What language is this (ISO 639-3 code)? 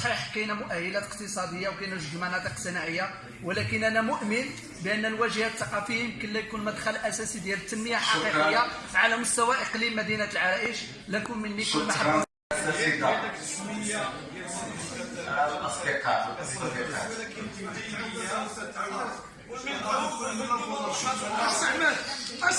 ara